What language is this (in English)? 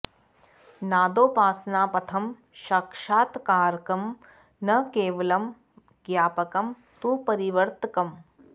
Sanskrit